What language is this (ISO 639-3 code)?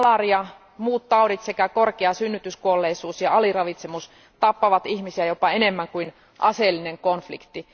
fin